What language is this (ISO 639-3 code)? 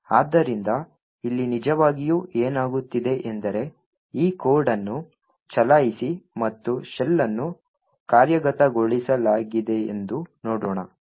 kan